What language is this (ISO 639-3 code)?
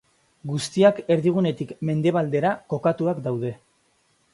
eus